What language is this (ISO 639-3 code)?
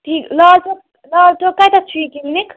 kas